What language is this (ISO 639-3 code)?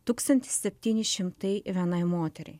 lit